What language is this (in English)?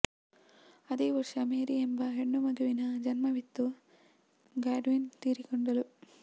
Kannada